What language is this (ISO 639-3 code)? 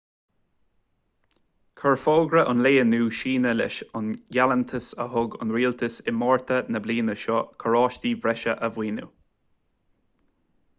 gle